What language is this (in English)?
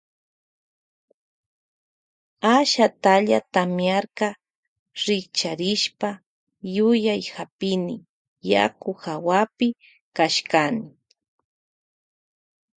Loja Highland Quichua